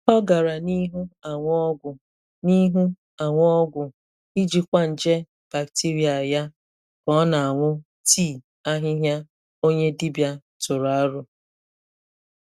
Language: Igbo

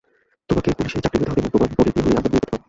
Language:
Bangla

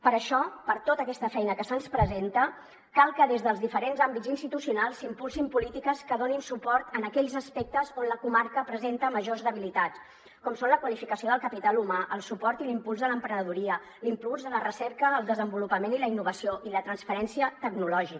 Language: Catalan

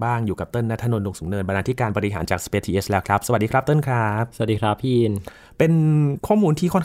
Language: Thai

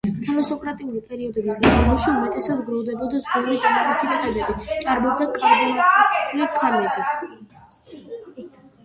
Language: Georgian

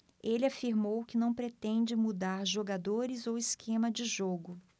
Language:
Portuguese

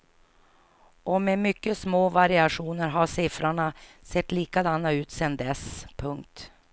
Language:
Swedish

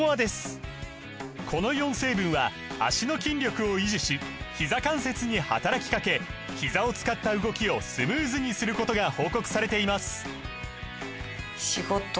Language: Japanese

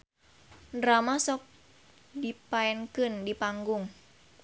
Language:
Sundanese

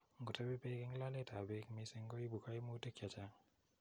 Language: Kalenjin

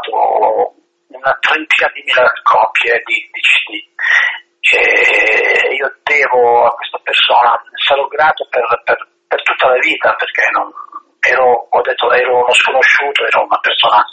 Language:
Italian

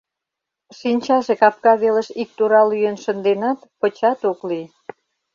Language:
Mari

